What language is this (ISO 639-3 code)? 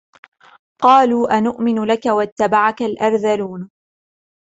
ara